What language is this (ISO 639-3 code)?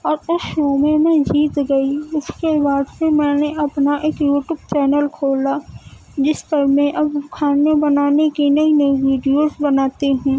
urd